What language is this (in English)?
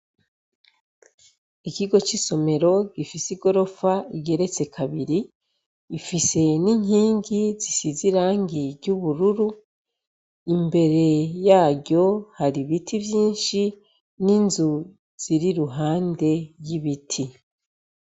Rundi